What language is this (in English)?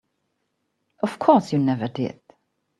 English